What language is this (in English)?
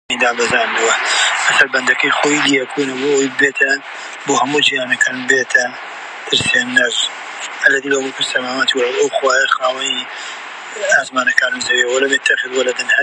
Central Kurdish